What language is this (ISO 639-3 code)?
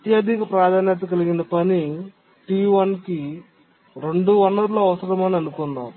tel